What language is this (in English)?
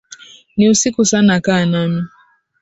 Swahili